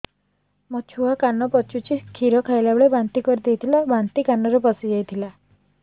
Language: Odia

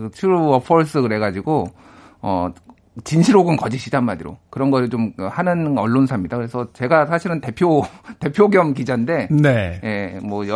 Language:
Korean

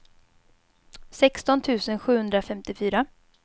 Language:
Swedish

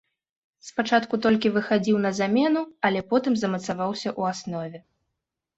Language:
Belarusian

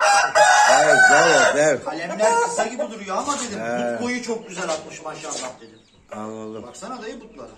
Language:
Turkish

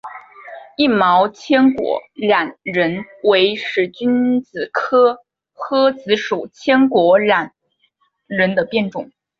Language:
Chinese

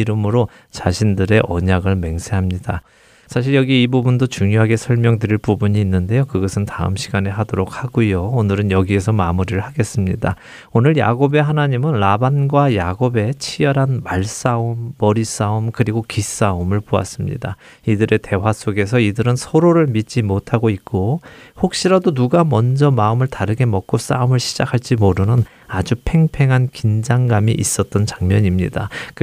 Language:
Korean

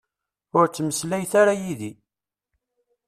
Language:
Kabyle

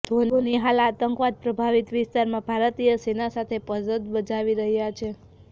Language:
Gujarati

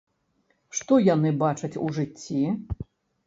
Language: Belarusian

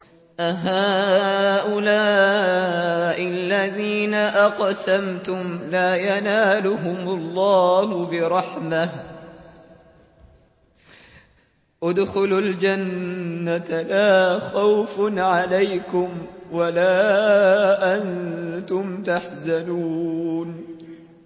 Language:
Arabic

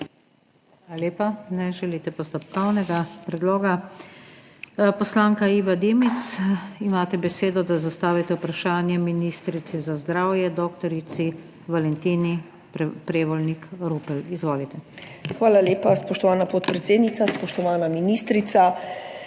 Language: Slovenian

